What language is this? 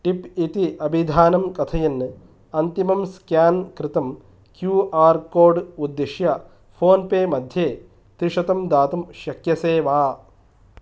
Sanskrit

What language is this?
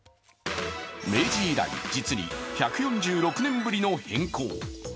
Japanese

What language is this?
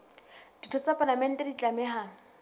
Southern Sotho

